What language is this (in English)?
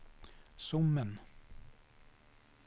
Swedish